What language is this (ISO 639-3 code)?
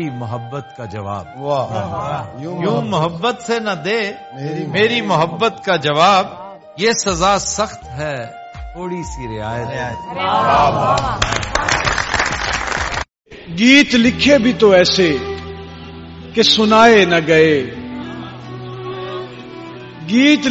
pan